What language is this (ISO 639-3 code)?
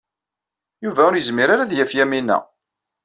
kab